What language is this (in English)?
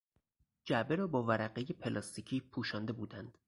Persian